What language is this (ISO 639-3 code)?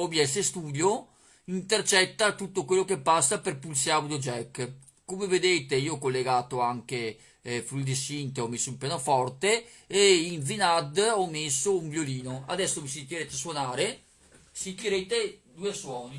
ita